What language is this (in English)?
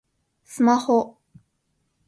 Japanese